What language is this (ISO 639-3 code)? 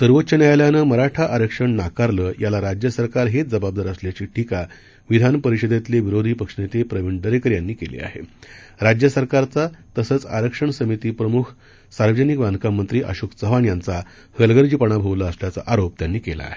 mar